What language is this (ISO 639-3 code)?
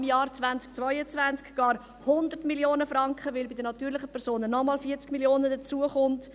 gsw